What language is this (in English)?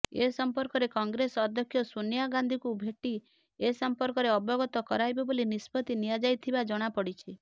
Odia